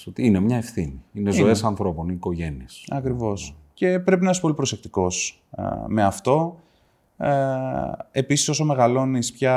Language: Greek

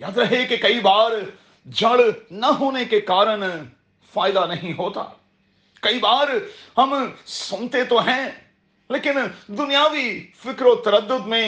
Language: Urdu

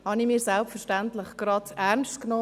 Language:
Swiss German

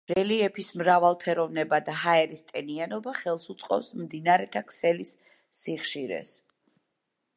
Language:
Georgian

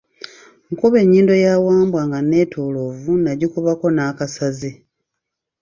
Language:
Ganda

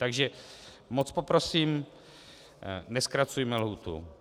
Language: Czech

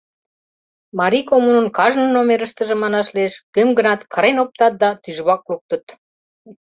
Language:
Mari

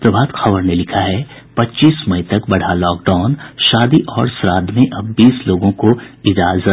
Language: Hindi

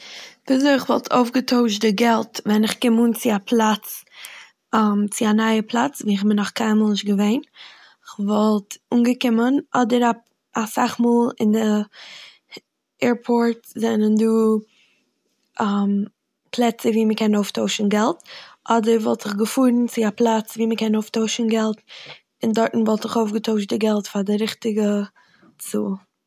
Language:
Yiddish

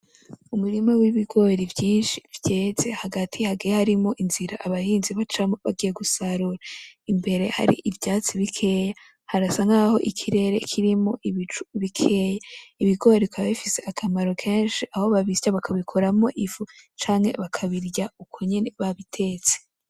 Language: Rundi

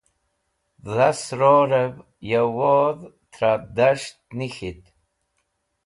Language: Wakhi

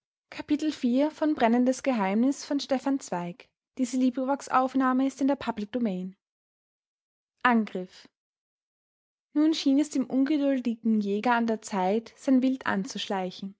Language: German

